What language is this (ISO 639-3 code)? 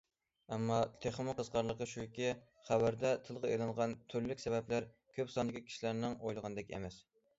uig